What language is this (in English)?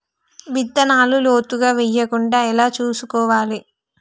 Telugu